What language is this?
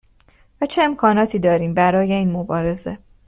Persian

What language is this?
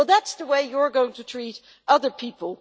English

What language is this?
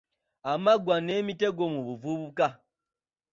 Ganda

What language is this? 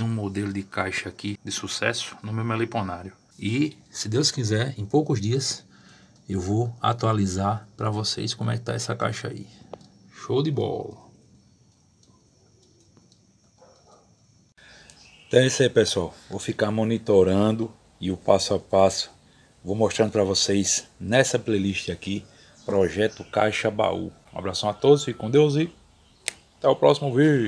Portuguese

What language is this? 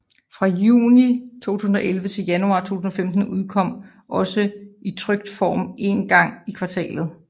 Danish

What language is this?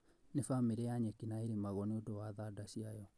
Kikuyu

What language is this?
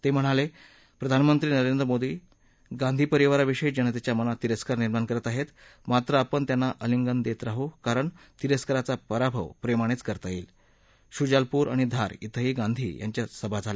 Marathi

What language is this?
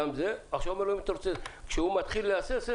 Hebrew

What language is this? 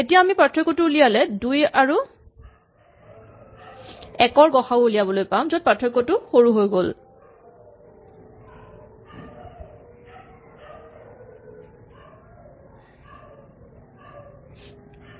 Assamese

